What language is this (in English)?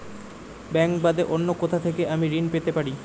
Bangla